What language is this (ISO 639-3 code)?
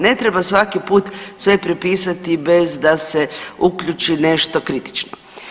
hrv